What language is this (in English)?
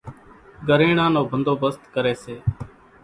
Kachi Koli